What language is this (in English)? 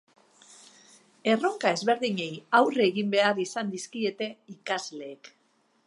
Basque